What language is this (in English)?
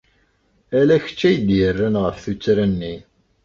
Kabyle